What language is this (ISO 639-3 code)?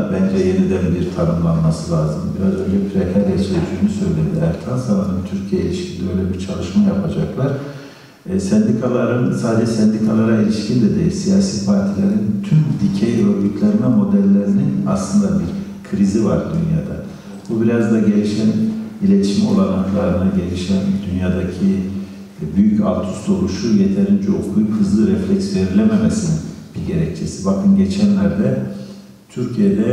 tur